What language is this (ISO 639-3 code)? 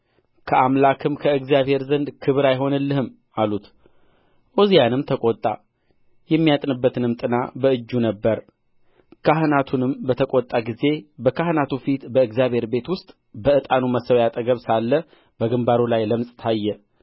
amh